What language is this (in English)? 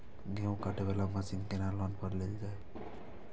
Maithili